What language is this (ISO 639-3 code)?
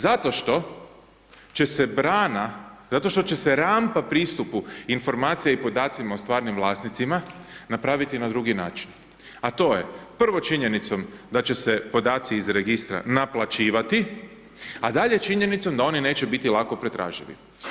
hrv